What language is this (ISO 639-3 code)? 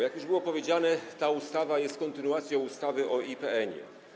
pol